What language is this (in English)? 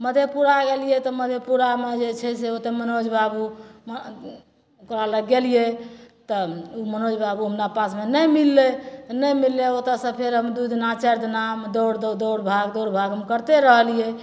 Maithili